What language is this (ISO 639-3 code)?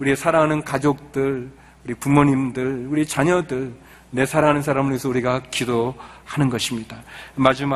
kor